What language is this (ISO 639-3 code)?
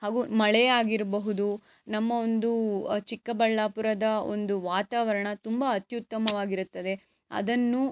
kan